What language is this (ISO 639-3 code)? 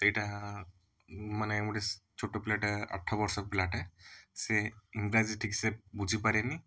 ori